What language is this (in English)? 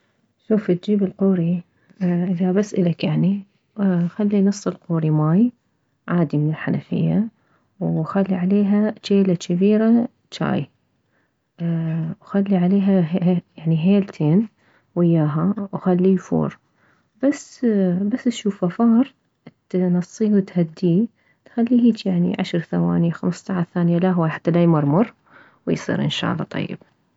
Mesopotamian Arabic